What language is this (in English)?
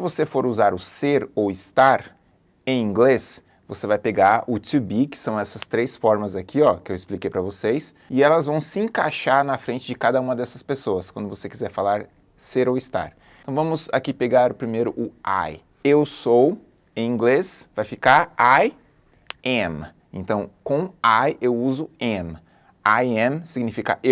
Portuguese